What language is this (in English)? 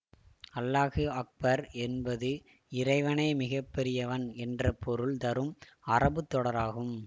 Tamil